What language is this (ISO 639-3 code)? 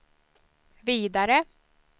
swe